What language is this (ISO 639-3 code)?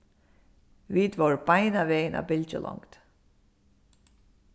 fao